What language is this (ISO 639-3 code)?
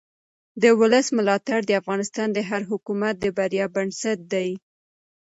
pus